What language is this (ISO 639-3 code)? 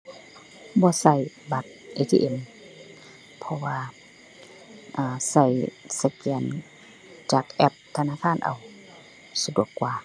tha